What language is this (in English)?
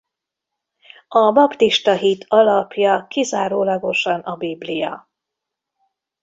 Hungarian